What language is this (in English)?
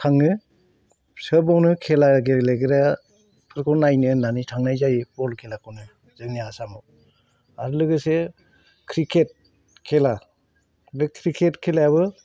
Bodo